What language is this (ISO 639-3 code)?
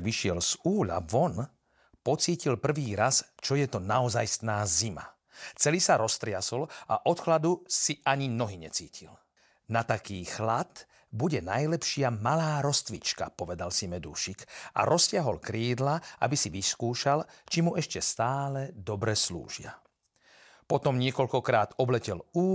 slk